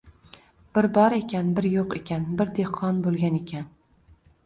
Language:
Uzbek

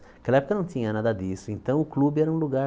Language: Portuguese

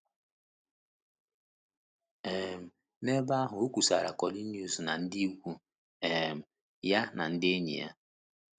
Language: Igbo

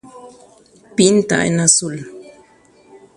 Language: Guarani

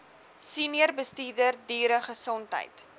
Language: Afrikaans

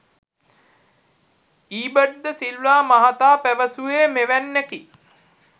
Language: Sinhala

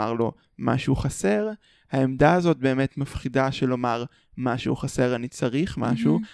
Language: Hebrew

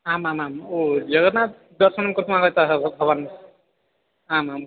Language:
Sanskrit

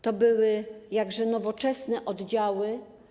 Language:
Polish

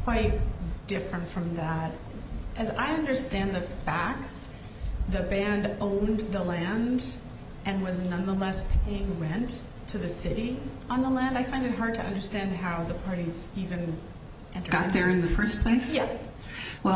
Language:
English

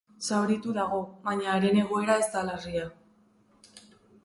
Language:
Basque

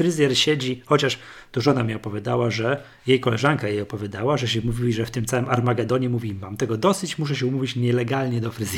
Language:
Polish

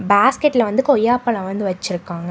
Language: Tamil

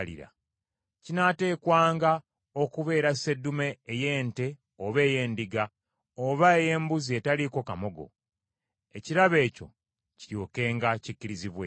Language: Ganda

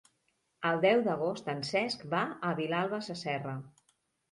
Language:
Catalan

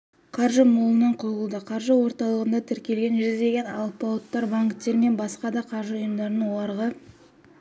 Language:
Kazakh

